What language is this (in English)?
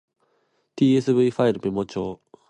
Japanese